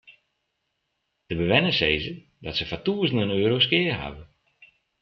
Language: Western Frisian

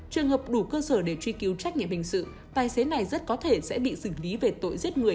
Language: Vietnamese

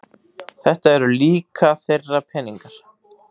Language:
Icelandic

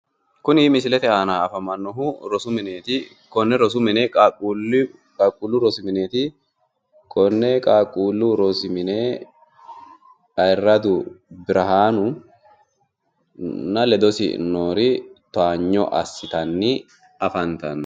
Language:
Sidamo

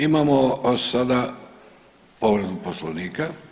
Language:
Croatian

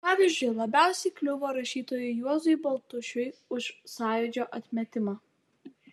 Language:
Lithuanian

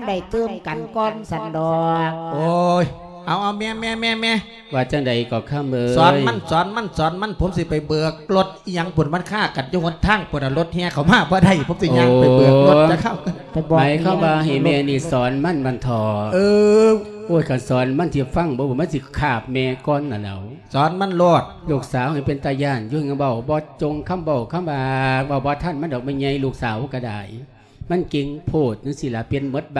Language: Thai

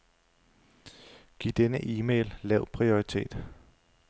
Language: Danish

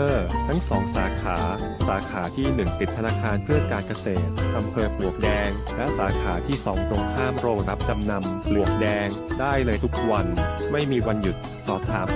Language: Thai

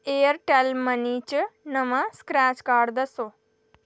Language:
Dogri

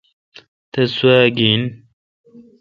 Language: Kalkoti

